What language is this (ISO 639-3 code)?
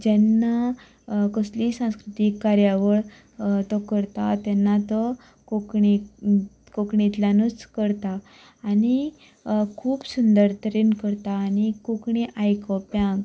kok